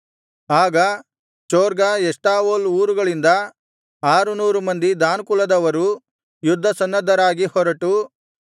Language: Kannada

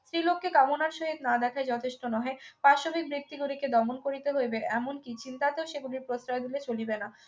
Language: Bangla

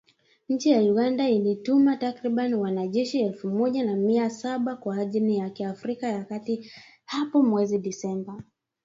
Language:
Swahili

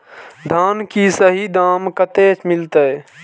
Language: Maithili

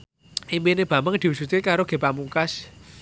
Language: Javanese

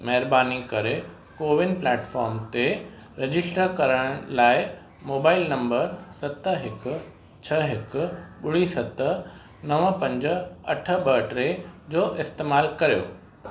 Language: Sindhi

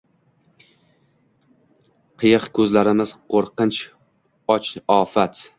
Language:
Uzbek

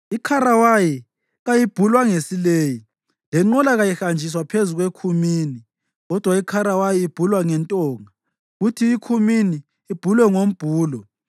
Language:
North Ndebele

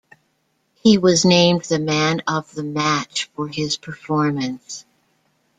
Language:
English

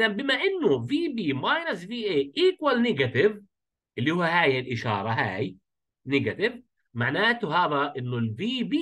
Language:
Arabic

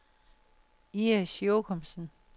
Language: Danish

